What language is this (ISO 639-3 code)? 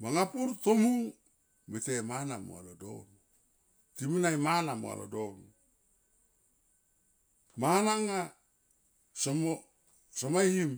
tqp